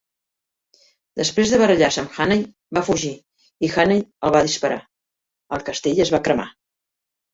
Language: Catalan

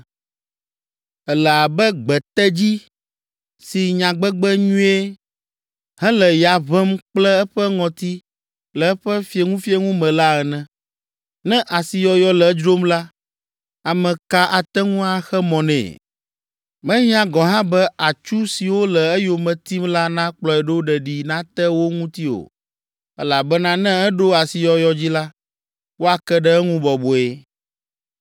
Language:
Ewe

